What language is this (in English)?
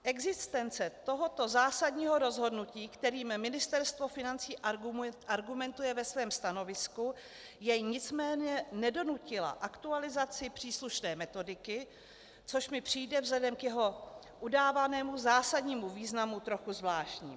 Czech